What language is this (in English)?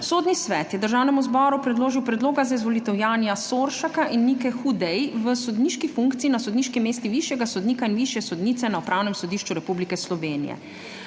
Slovenian